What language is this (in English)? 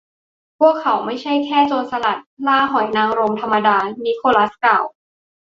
Thai